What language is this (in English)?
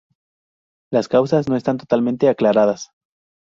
Spanish